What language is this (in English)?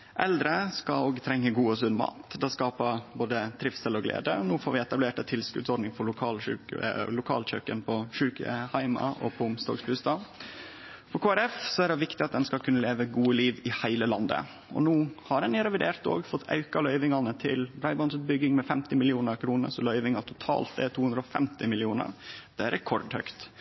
Norwegian Nynorsk